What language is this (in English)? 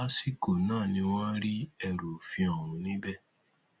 Yoruba